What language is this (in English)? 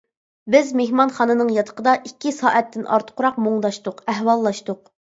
Uyghur